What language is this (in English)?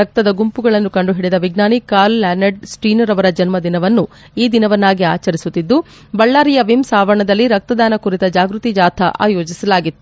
Kannada